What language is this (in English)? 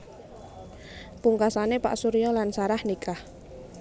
Javanese